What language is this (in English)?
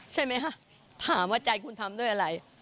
Thai